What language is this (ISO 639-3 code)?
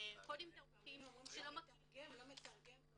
heb